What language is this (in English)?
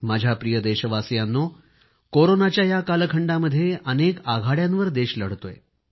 Marathi